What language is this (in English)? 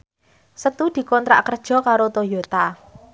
Javanese